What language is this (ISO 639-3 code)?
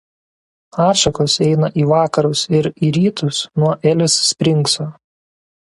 lit